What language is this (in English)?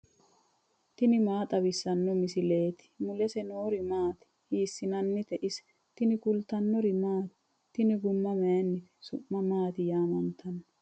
Sidamo